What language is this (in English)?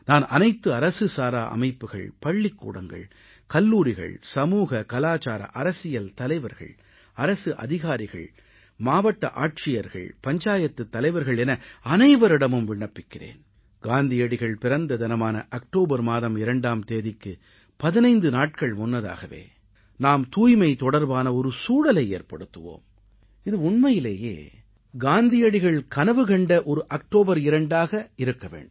Tamil